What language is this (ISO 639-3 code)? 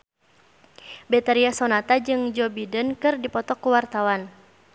sun